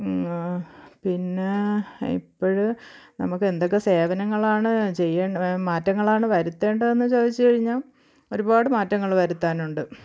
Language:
Malayalam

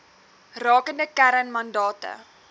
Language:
Afrikaans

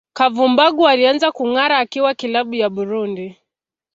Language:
Swahili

